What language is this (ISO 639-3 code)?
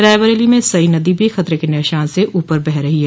hin